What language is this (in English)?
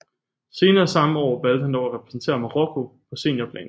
Danish